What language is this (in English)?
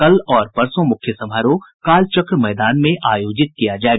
Hindi